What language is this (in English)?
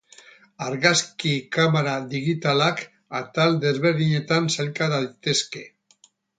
Basque